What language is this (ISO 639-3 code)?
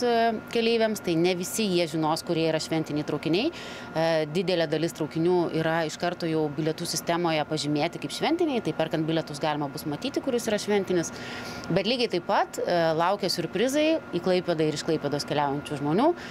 lit